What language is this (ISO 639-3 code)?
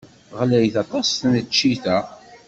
kab